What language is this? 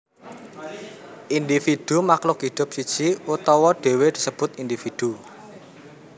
Javanese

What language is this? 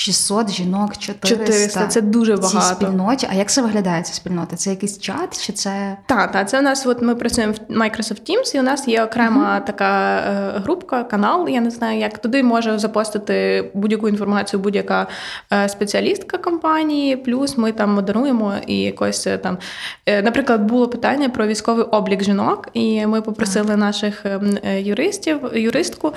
Ukrainian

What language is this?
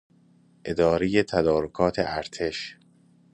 Persian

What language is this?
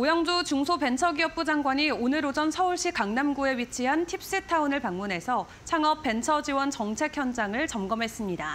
Korean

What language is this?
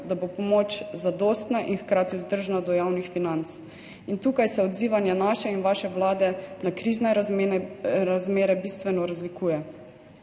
Slovenian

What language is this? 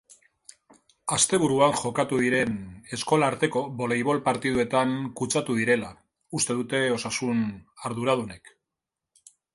Basque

